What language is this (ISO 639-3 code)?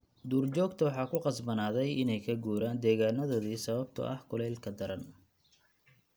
som